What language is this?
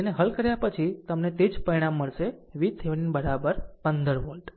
Gujarati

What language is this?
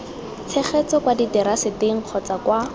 Tswana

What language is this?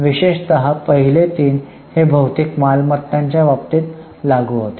Marathi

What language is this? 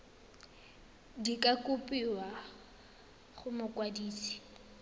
Tswana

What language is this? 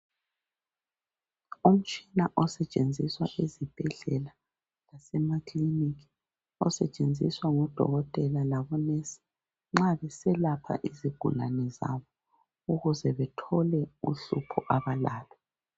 North Ndebele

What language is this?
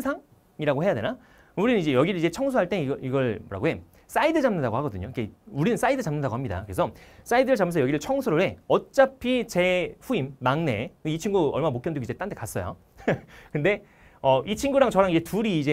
Korean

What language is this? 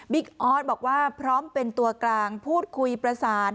Thai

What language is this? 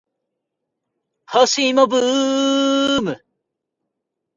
Japanese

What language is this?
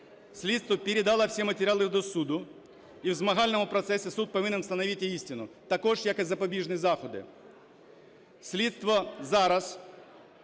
Ukrainian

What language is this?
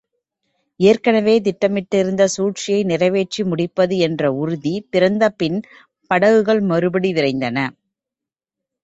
Tamil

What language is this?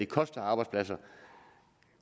Danish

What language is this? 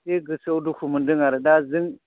Bodo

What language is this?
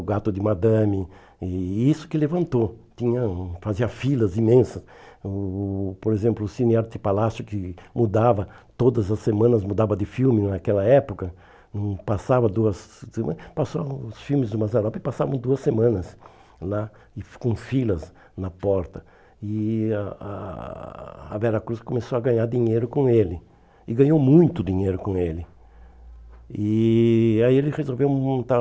Portuguese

